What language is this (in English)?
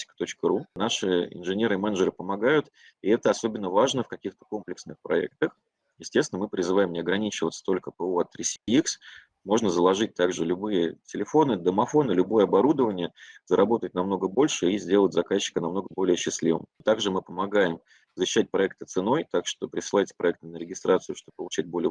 Russian